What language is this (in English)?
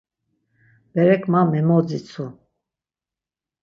Laz